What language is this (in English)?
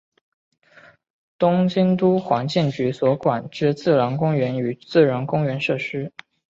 Chinese